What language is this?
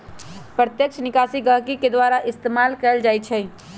Magahi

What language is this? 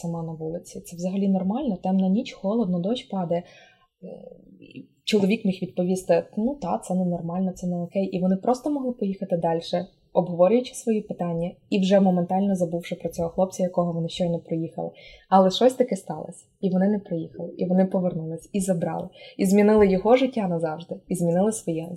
Ukrainian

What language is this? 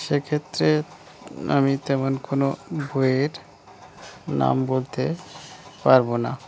Bangla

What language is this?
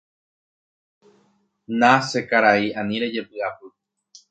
Guarani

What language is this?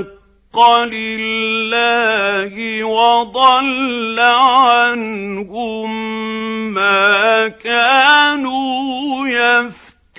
Arabic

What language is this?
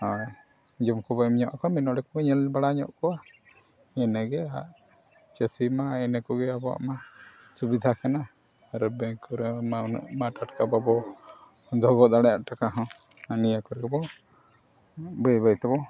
Santali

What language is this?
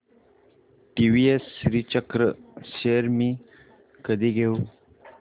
Marathi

